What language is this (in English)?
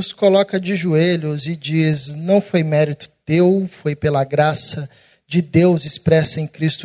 Portuguese